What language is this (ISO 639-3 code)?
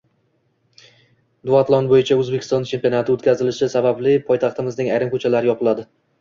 uzb